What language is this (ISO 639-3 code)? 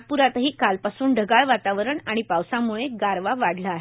mar